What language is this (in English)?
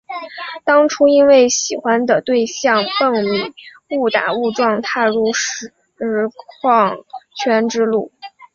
Chinese